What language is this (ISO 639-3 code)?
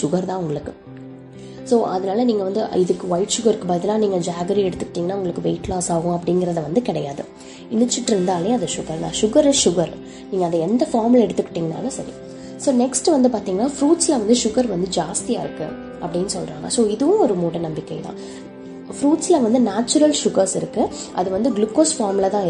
tam